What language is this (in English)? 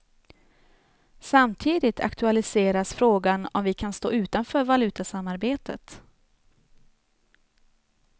Swedish